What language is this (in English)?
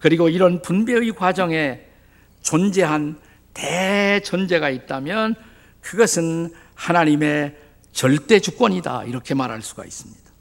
Korean